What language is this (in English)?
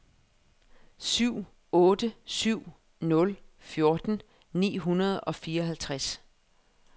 Danish